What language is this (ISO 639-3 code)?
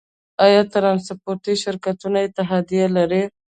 pus